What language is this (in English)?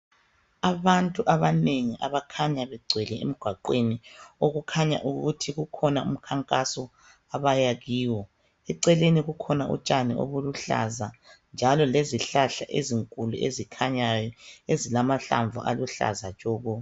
North Ndebele